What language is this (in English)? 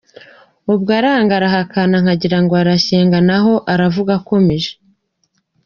Kinyarwanda